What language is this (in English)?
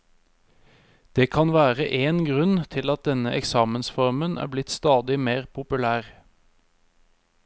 Norwegian